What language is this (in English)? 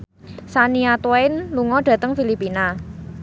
Javanese